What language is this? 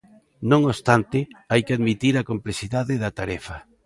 Galician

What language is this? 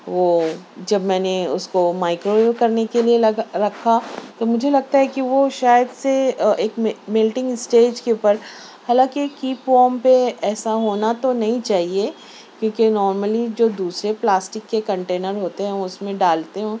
Urdu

